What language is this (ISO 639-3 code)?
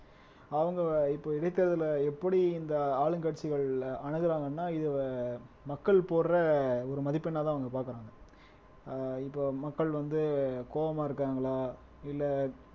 tam